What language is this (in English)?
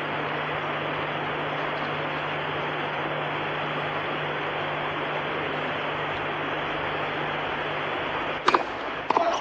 German